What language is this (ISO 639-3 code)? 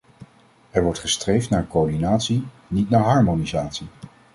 nld